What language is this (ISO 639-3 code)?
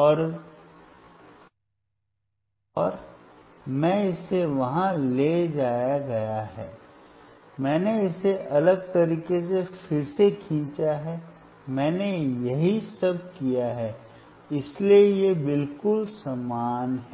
hin